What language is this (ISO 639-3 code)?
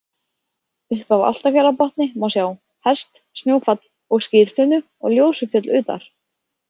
isl